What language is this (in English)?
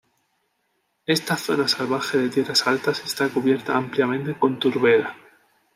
Spanish